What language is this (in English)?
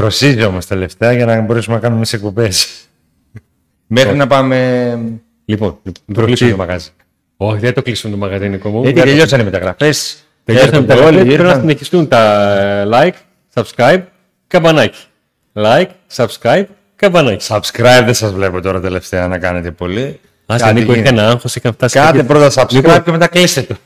Greek